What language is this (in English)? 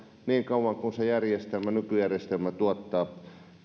Finnish